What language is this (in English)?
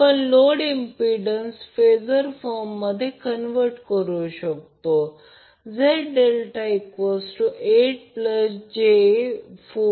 Marathi